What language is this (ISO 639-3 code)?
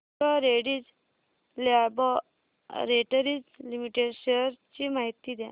mar